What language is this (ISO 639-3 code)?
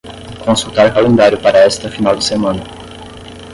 por